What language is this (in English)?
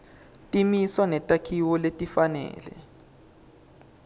Swati